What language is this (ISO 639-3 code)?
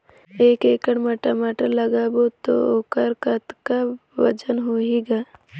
hne